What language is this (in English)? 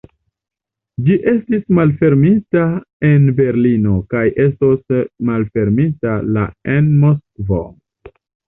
Esperanto